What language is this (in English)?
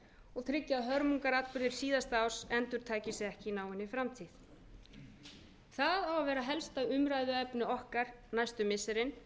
Icelandic